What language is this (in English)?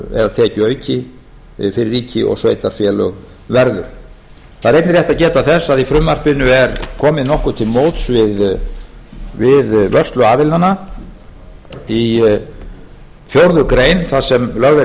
Icelandic